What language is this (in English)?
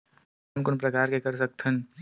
Chhattisgarhi